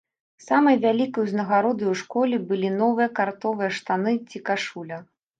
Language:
Belarusian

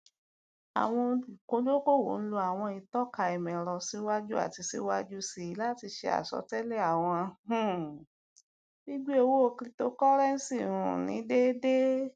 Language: Yoruba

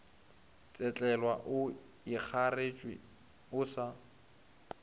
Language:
Northern Sotho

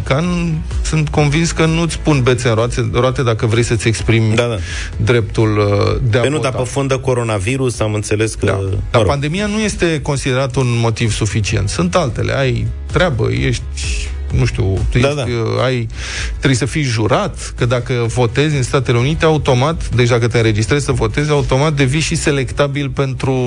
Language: Romanian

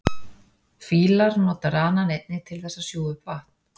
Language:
Icelandic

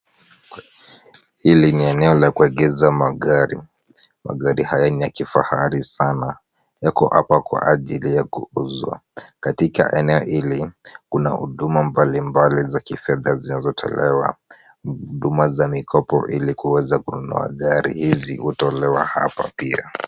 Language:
Swahili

